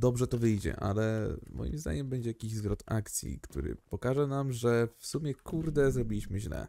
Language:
Polish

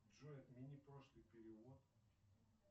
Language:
Russian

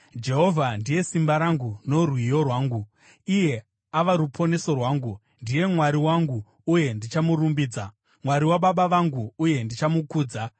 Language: Shona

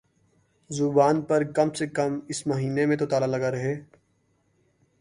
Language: Urdu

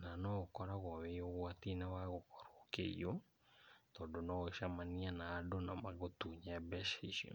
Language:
Kikuyu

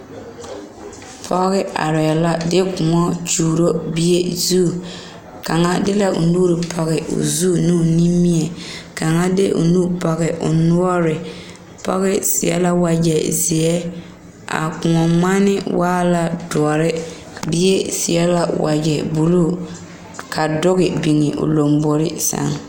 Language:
Southern Dagaare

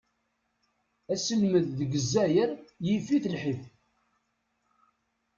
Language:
Kabyle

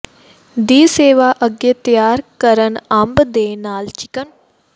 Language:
Punjabi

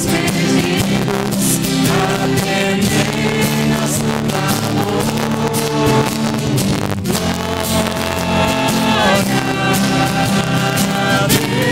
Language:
Portuguese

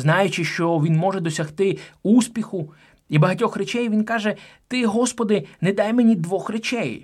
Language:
Ukrainian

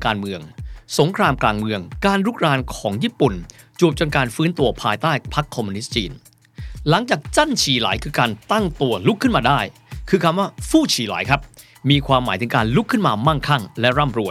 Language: Thai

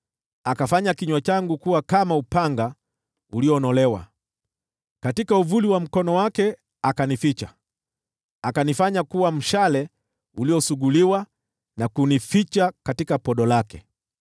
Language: Swahili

